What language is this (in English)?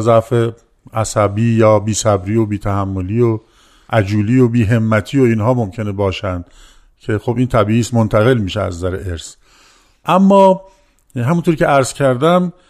Persian